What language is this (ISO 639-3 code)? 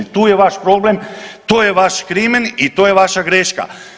hrv